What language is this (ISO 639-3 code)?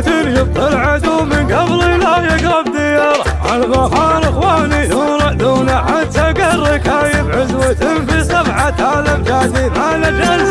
ara